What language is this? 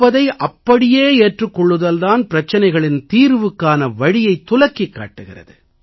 Tamil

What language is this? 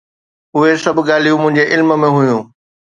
Sindhi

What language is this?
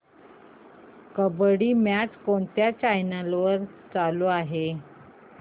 Marathi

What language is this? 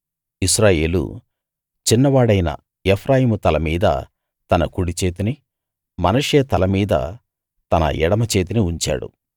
Telugu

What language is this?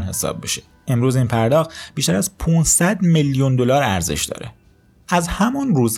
Persian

